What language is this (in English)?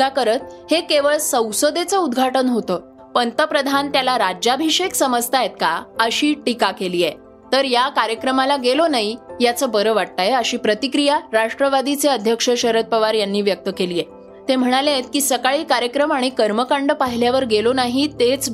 Marathi